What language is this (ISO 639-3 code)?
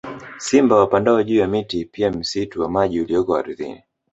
swa